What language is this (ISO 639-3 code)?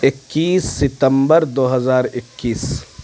urd